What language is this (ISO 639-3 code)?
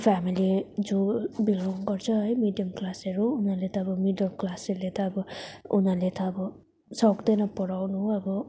nep